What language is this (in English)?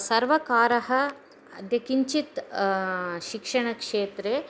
Sanskrit